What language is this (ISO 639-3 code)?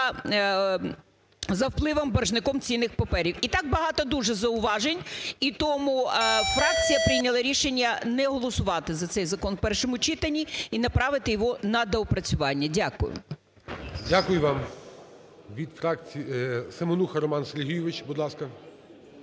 ukr